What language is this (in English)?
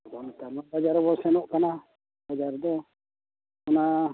Santali